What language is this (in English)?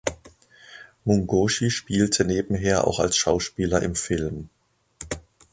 German